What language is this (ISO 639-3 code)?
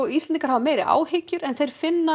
isl